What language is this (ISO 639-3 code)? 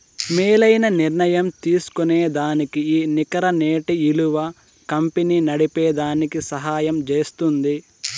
tel